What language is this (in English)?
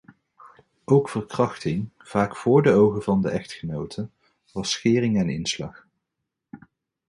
Dutch